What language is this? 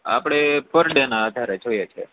Gujarati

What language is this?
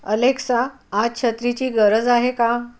Marathi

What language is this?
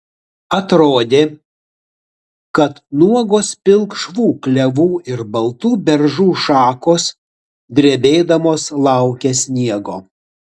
Lithuanian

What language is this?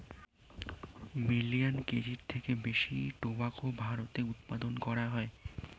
Bangla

